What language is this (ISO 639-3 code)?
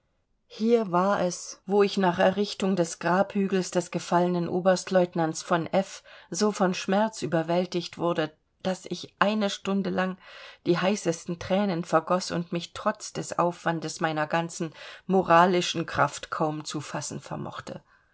deu